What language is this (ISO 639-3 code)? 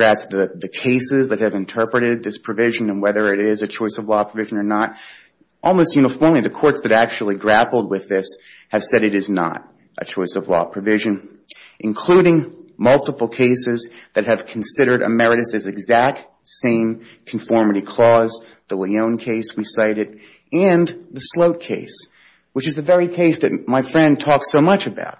eng